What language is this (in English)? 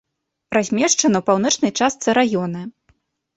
Belarusian